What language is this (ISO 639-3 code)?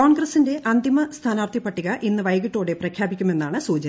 mal